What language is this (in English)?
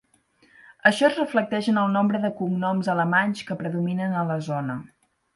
Catalan